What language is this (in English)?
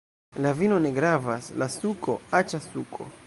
Esperanto